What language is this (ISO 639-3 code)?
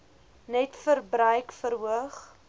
afr